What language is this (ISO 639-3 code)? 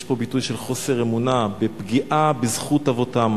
heb